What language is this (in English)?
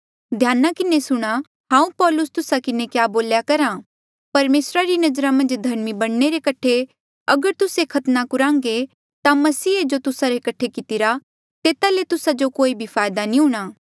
Mandeali